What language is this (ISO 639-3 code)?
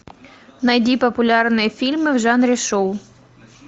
rus